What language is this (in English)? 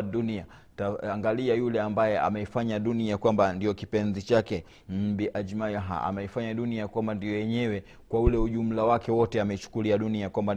Swahili